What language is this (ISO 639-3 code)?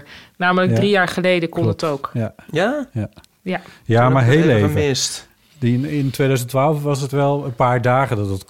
nld